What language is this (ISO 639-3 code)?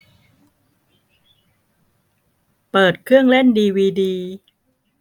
tha